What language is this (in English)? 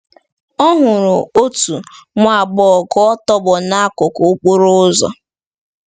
Igbo